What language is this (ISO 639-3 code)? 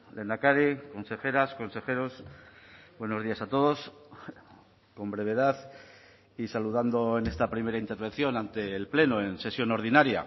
spa